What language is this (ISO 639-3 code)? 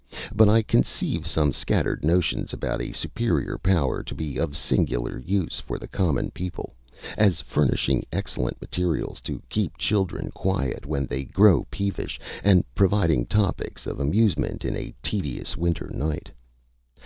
eng